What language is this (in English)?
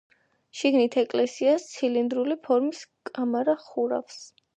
Georgian